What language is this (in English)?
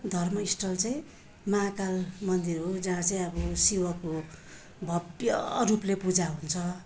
Nepali